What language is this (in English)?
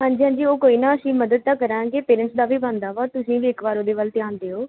Punjabi